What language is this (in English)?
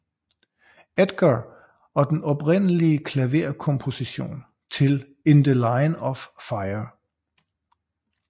Danish